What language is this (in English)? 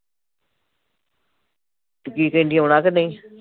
Punjabi